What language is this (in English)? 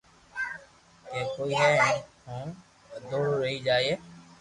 Loarki